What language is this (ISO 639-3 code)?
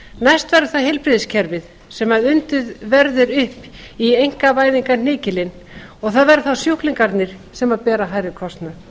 isl